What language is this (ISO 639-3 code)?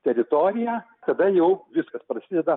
lit